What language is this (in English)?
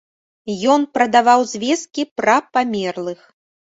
Belarusian